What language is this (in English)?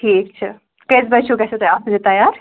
Kashmiri